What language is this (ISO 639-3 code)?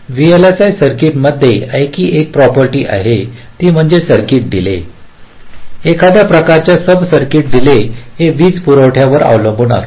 mar